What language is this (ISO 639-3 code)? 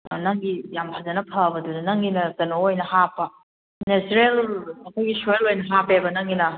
mni